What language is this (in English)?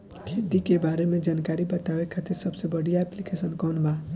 Bhojpuri